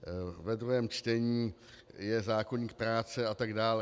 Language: Czech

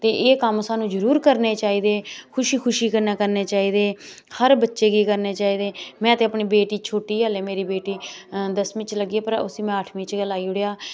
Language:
Dogri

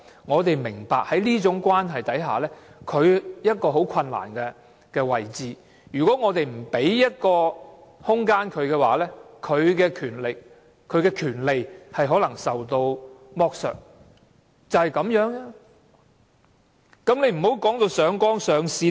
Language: Cantonese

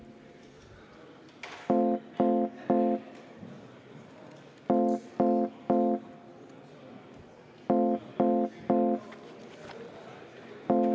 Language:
Estonian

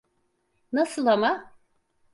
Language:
Turkish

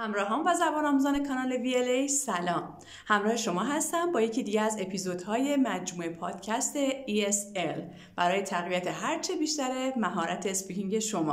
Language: Persian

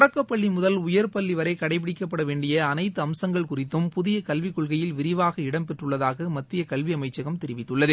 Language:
Tamil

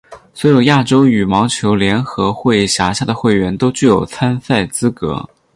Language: Chinese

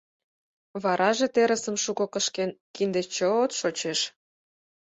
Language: Mari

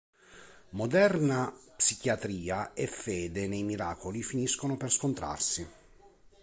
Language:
Italian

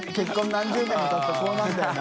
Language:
Japanese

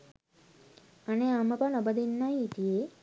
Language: Sinhala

